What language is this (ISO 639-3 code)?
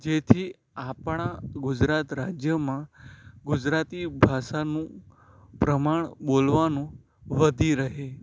guj